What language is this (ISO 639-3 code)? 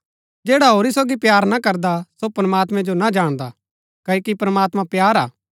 gbk